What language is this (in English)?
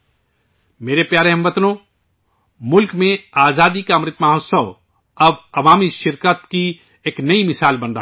Urdu